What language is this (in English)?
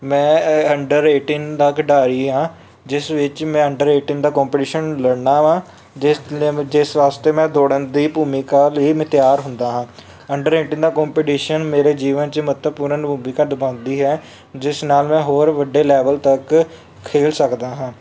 Punjabi